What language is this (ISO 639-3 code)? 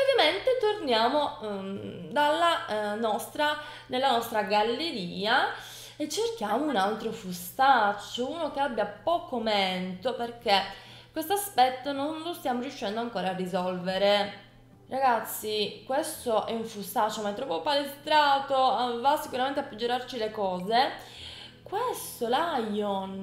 ita